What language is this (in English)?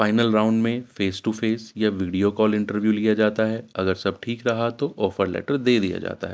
Urdu